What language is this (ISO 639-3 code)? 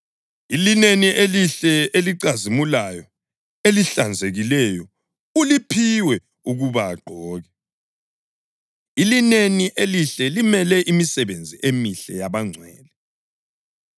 nde